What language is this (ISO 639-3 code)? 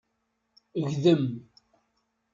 kab